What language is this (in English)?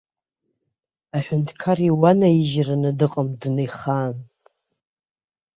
Abkhazian